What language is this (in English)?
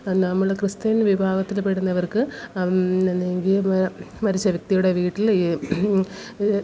Malayalam